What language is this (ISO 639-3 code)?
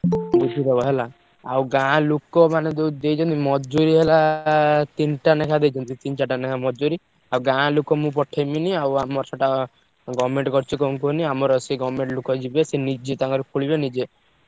ori